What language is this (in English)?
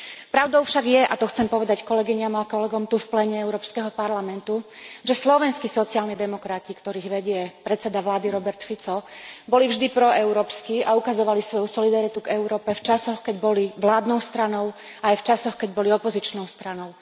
Slovak